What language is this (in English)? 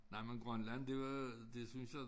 Danish